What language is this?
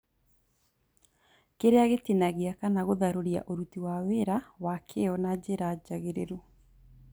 Kikuyu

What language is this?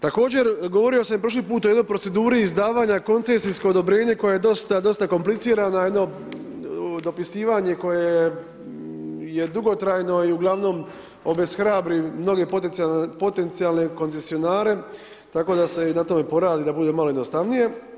Croatian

